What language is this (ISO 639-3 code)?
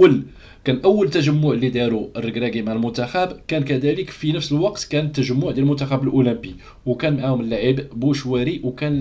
ara